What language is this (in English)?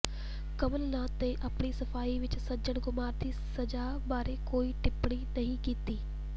Punjabi